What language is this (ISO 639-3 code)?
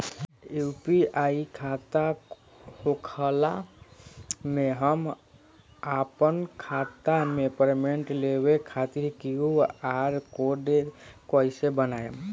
bho